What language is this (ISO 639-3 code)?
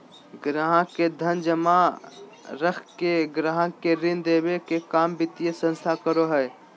mag